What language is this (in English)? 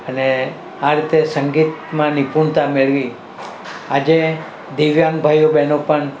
Gujarati